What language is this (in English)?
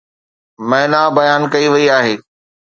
Sindhi